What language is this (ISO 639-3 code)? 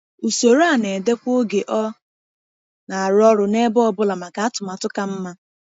ibo